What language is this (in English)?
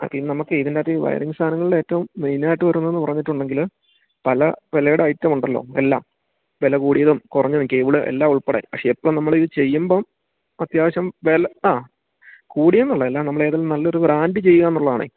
Malayalam